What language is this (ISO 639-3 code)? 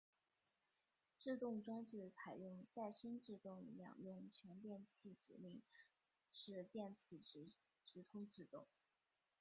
zho